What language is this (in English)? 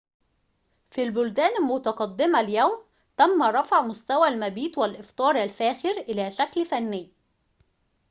Arabic